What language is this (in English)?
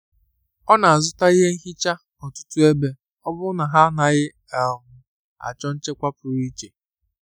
Igbo